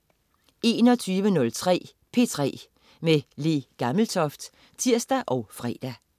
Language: Danish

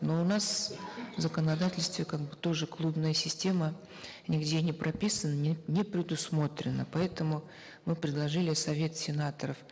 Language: Kazakh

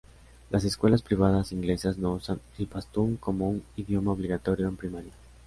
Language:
Spanish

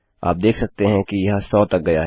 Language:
Hindi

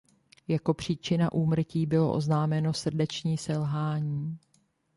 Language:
Czech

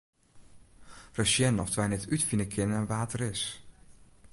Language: Western Frisian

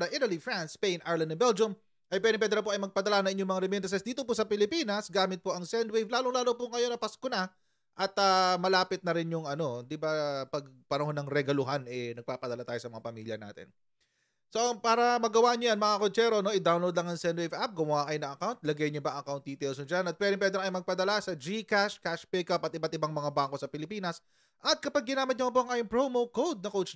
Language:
Filipino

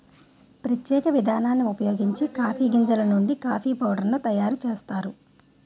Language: Telugu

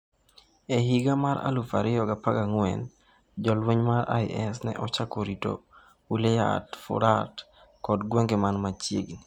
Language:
Luo (Kenya and Tanzania)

